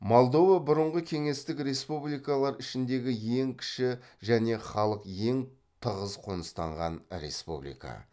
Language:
Kazakh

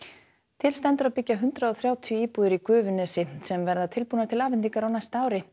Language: Icelandic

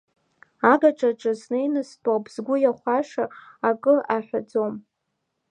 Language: Abkhazian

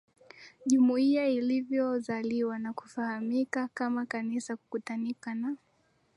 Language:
Swahili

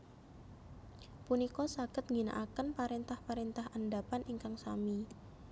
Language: Javanese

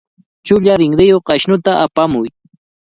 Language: Cajatambo North Lima Quechua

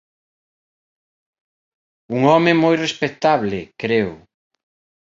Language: Galician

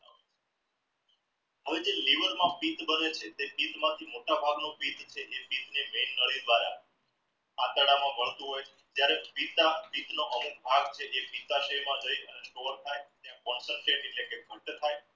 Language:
Gujarati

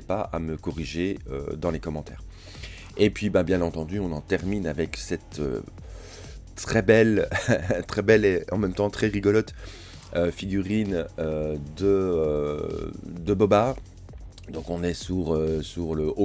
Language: French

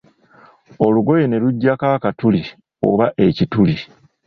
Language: Ganda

